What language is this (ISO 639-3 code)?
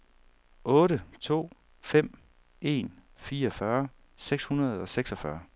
dan